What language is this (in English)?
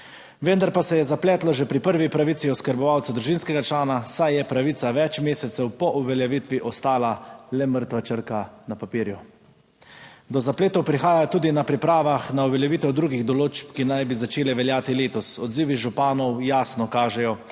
Slovenian